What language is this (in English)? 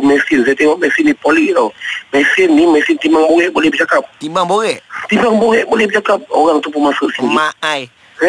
Malay